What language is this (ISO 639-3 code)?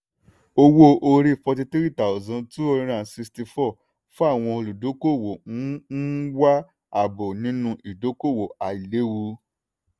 yor